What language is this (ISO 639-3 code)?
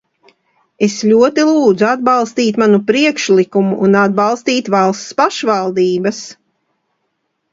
lav